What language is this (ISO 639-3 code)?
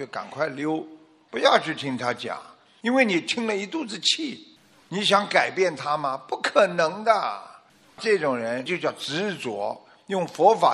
zho